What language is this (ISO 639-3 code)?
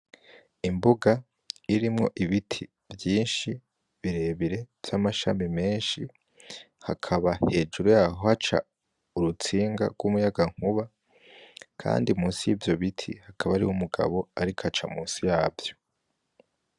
run